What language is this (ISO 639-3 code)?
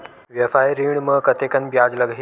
hne